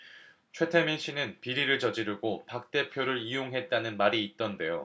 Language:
Korean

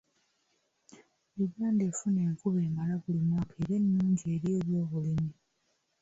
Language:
Ganda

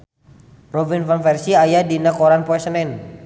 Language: Sundanese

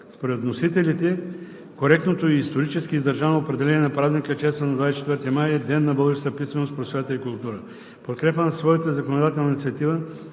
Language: Bulgarian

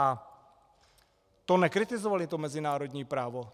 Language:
Czech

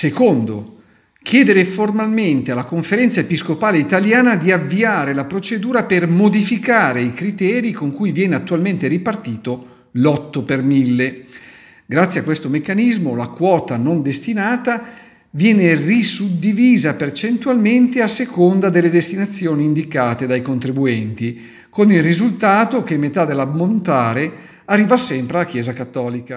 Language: Italian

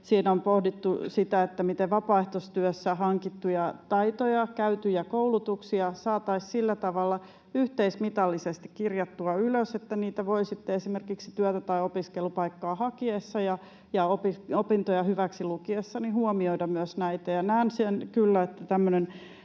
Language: Finnish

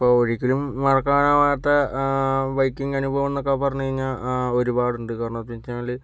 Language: Malayalam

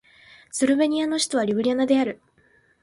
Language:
Japanese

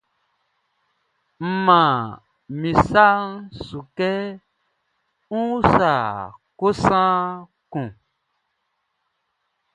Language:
Baoulé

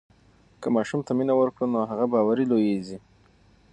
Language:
Pashto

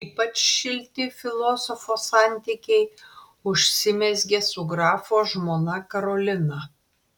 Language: Lithuanian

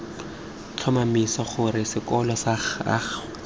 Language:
Tswana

